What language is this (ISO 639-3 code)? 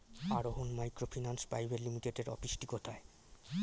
ben